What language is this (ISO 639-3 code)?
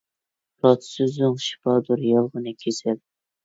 uig